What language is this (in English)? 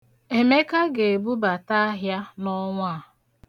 Igbo